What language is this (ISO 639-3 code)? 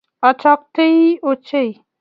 kln